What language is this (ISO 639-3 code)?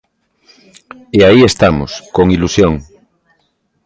glg